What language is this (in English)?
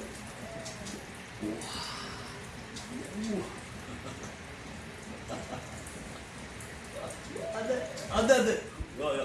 Korean